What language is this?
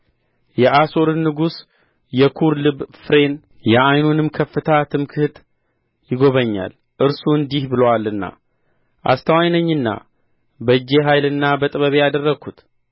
Amharic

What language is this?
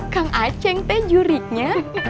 Indonesian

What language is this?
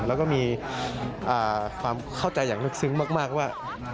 Thai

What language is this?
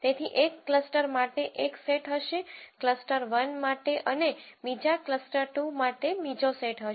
Gujarati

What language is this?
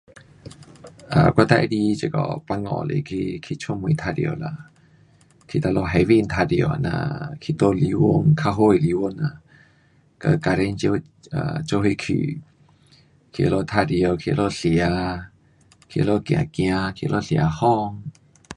Pu-Xian Chinese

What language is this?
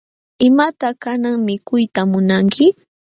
Jauja Wanca Quechua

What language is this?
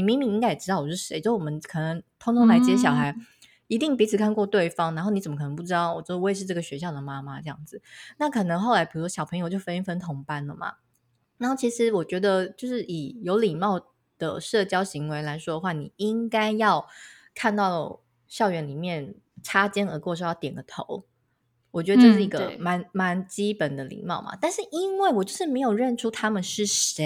Chinese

